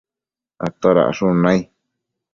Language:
Matsés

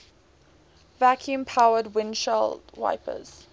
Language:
English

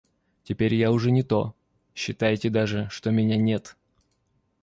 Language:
Russian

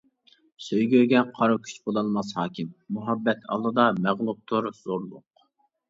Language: Uyghur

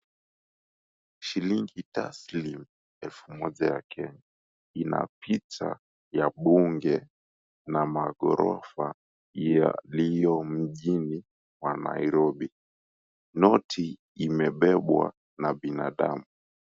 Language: Swahili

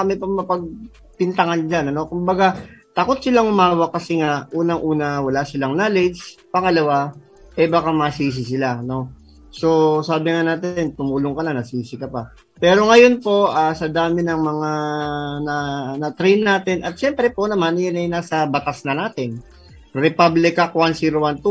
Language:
Filipino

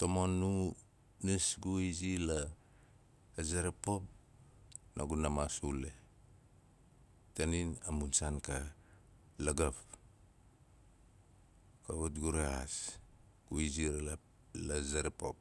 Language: Nalik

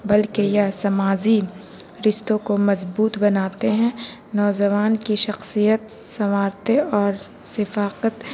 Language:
Urdu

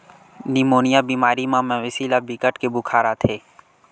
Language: Chhattisgarhi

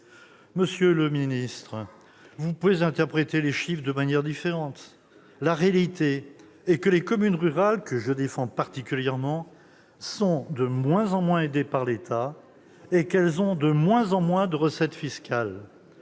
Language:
French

